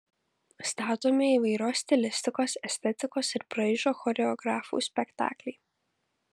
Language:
Lithuanian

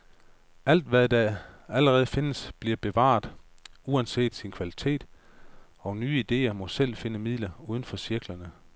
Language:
Danish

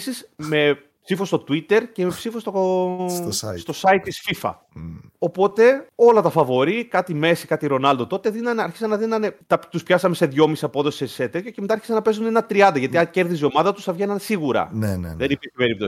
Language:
Greek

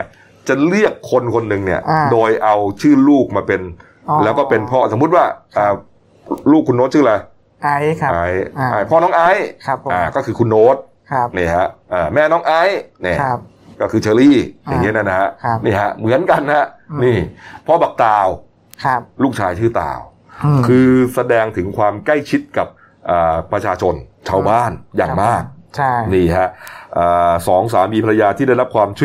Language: Thai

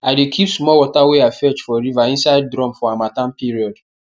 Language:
Nigerian Pidgin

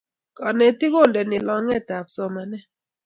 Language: Kalenjin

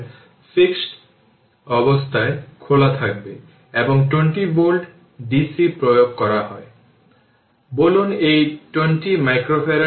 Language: Bangla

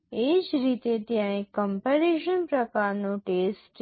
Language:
Gujarati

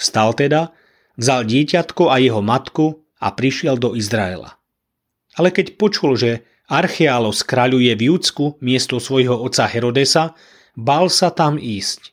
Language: Slovak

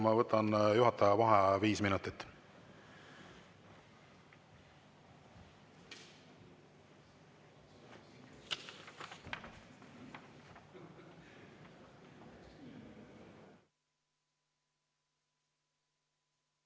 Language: Estonian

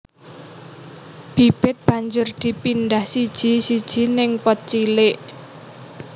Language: Javanese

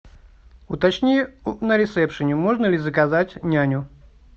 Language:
Russian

